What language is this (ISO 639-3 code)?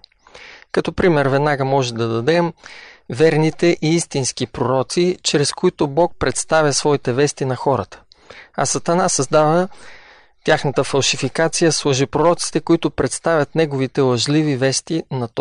bul